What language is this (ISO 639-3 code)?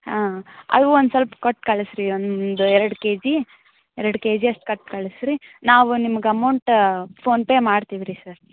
kan